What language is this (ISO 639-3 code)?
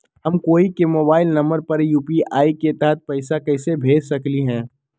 mag